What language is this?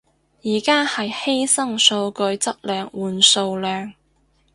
Cantonese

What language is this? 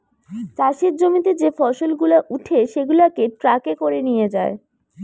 Bangla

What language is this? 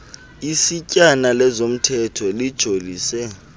Xhosa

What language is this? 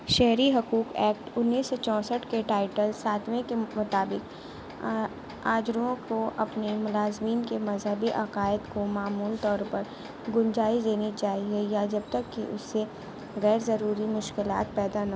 Urdu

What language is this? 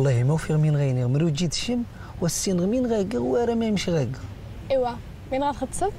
Arabic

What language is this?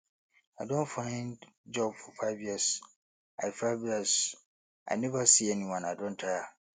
Nigerian Pidgin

